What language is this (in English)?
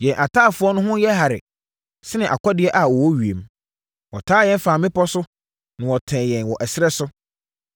Akan